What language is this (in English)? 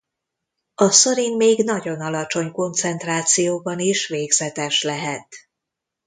Hungarian